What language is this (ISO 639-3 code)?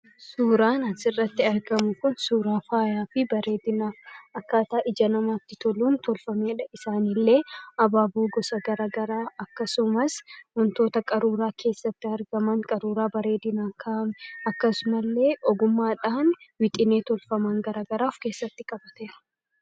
orm